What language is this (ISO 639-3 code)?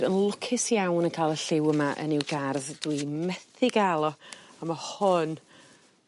cym